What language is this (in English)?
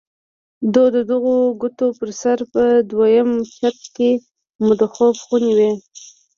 Pashto